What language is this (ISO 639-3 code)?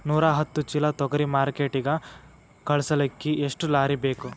kan